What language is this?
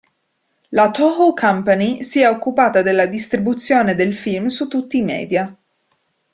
Italian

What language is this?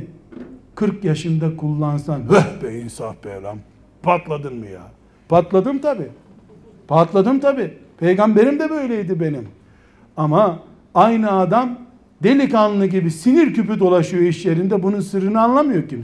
Turkish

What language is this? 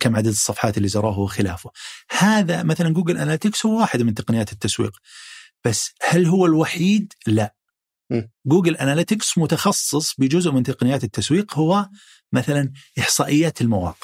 Arabic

